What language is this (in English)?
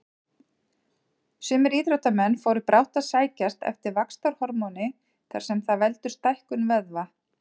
Icelandic